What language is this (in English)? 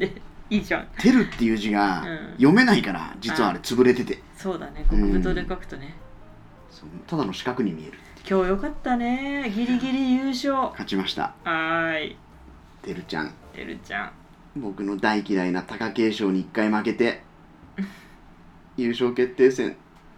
Japanese